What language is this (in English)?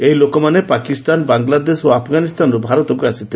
Odia